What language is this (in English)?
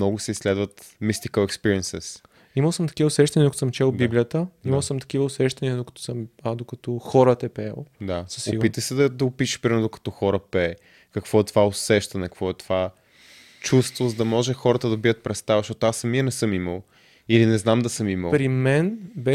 Bulgarian